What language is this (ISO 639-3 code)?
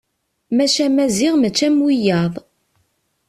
kab